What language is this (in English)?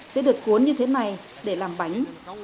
Vietnamese